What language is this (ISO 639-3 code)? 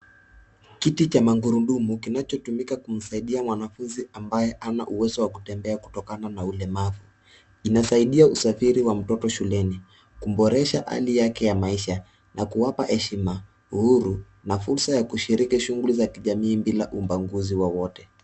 swa